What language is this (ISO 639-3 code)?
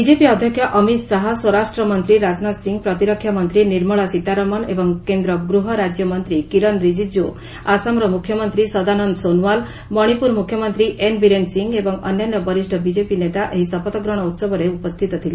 ori